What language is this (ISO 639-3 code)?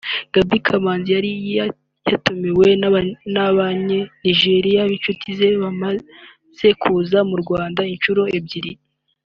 kin